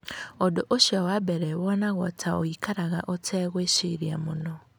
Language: Kikuyu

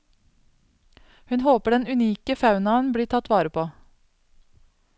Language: Norwegian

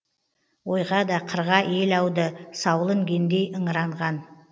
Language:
Kazakh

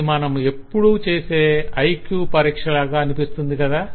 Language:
Telugu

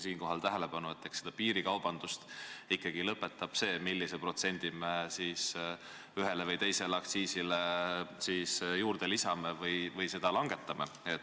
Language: Estonian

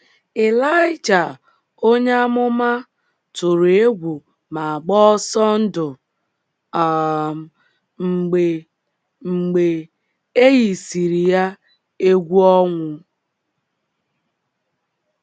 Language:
Igbo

